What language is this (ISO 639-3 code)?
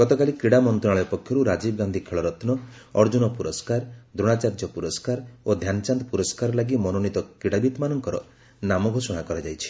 ori